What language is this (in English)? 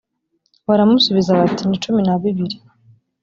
Kinyarwanda